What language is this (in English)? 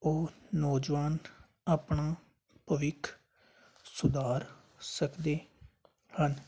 Punjabi